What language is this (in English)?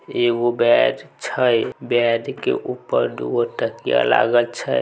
Maithili